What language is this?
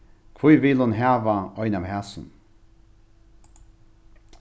Faroese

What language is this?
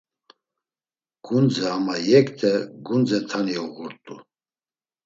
Laz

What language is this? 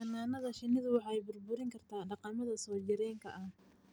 Somali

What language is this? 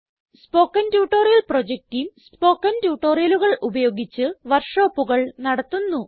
Malayalam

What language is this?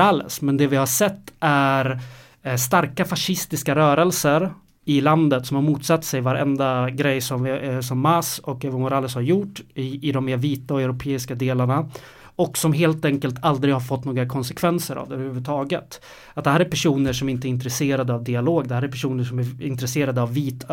Swedish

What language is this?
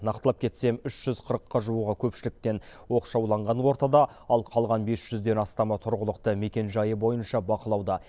Kazakh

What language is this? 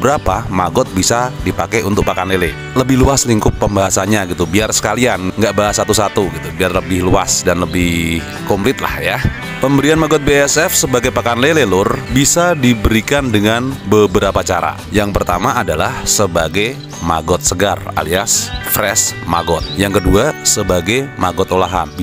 Indonesian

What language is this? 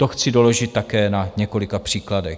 Czech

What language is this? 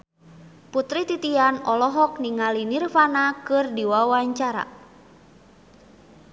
Sundanese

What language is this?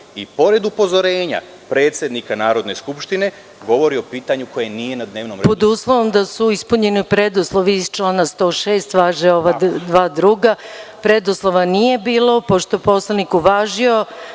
Serbian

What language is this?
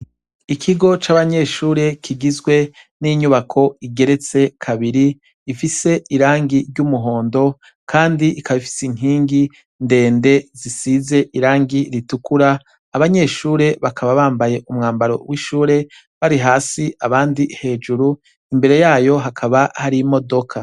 Rundi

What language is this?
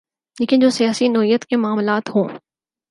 Urdu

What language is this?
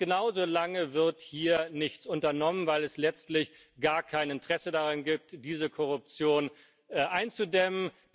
German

